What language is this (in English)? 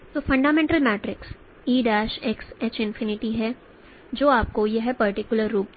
Hindi